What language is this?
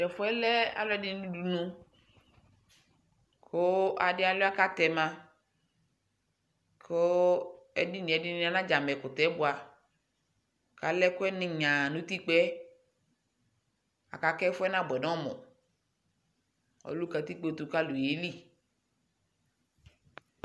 Ikposo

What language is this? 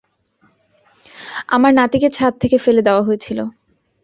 Bangla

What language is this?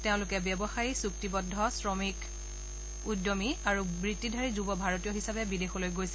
Assamese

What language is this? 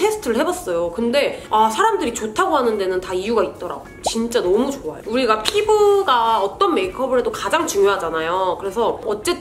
Korean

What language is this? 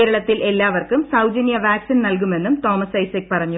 Malayalam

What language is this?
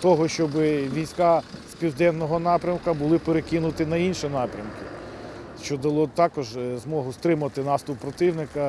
Ukrainian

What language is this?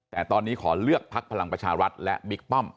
Thai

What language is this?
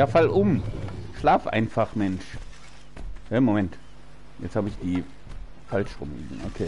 German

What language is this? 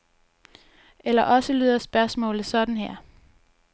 Danish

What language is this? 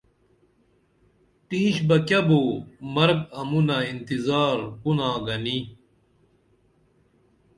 Dameli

